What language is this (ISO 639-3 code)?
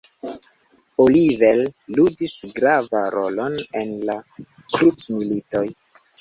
epo